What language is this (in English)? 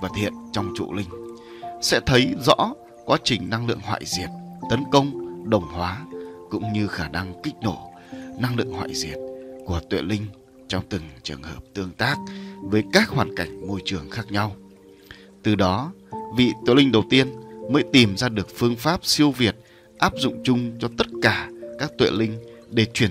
Vietnamese